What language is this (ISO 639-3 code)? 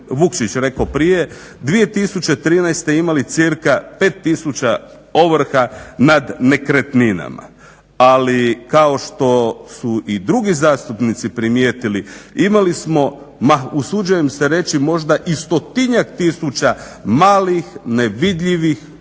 hrv